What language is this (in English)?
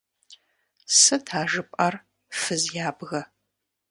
Kabardian